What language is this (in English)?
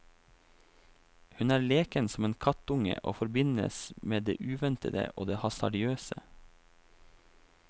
Norwegian